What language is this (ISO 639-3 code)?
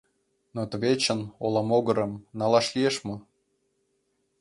chm